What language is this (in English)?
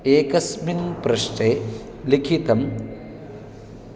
Sanskrit